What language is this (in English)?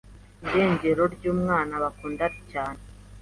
Kinyarwanda